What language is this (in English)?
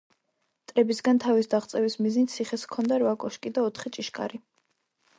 Georgian